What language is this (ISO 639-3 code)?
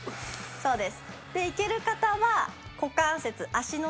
jpn